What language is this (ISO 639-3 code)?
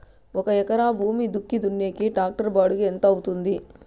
tel